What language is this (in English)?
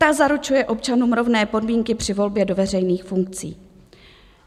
Czech